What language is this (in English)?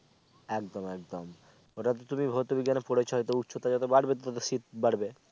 Bangla